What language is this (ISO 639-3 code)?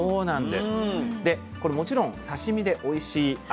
jpn